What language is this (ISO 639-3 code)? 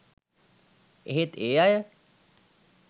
sin